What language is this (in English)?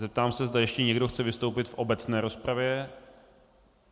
Czech